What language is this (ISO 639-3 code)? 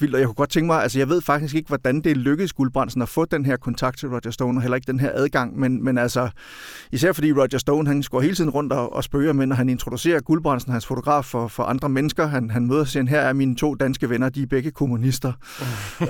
dan